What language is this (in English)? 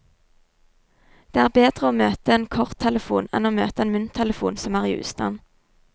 Norwegian